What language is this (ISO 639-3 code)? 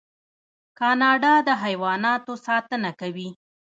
pus